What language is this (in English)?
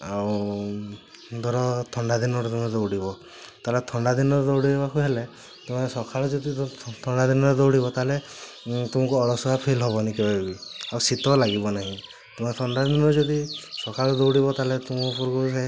Odia